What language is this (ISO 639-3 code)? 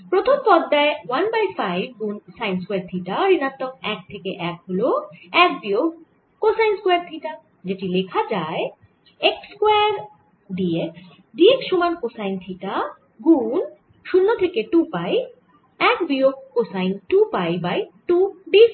ben